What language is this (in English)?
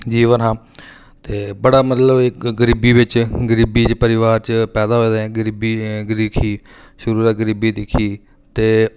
Dogri